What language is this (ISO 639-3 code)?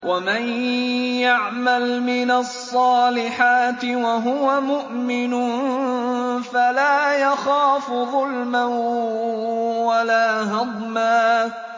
ara